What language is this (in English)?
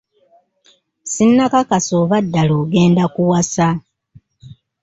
Ganda